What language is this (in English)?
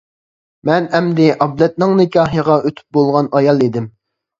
Uyghur